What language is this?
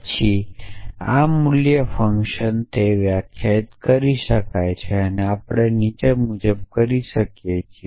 Gujarati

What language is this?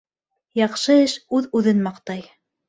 Bashkir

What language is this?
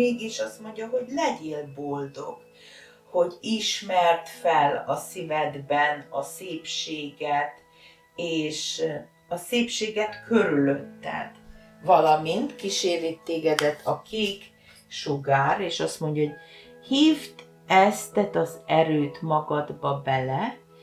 Hungarian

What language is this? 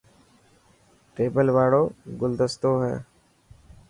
Dhatki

